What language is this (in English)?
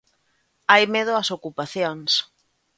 Galician